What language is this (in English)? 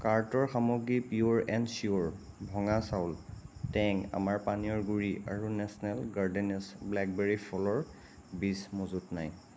Assamese